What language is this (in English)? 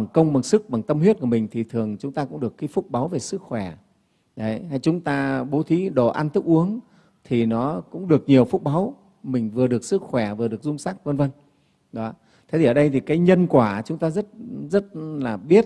Vietnamese